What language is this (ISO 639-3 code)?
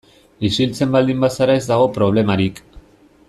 eus